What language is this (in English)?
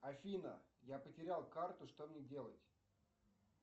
Russian